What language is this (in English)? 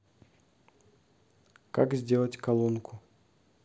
Russian